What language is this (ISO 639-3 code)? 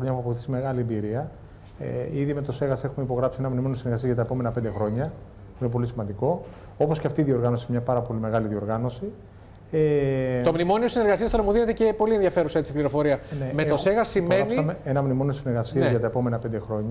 ell